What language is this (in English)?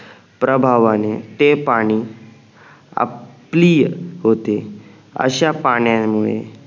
Marathi